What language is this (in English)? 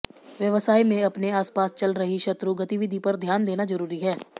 Hindi